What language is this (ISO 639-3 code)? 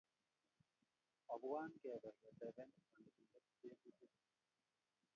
kln